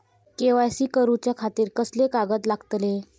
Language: Marathi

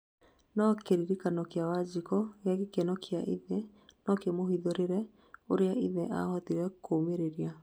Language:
Kikuyu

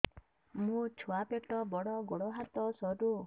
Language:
Odia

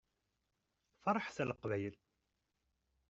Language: Kabyle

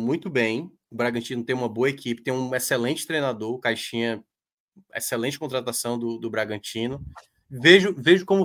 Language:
Portuguese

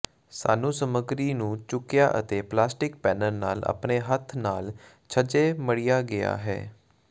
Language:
Punjabi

